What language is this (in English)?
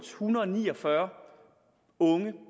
Danish